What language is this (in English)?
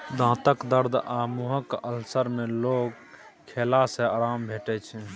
Maithili